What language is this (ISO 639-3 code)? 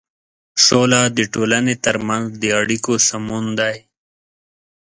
pus